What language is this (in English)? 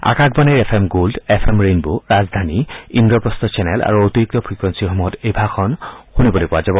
Assamese